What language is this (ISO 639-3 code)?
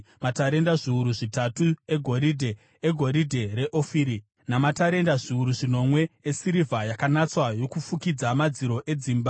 sna